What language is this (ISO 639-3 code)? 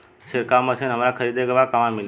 bho